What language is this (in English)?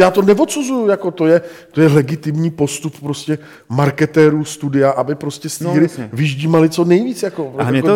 Czech